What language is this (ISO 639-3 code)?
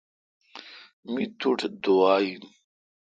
xka